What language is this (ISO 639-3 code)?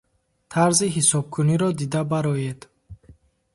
tgk